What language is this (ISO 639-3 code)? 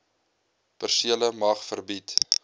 afr